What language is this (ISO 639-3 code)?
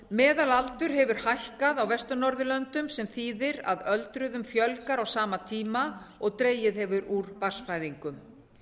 isl